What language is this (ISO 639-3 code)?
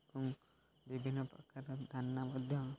ori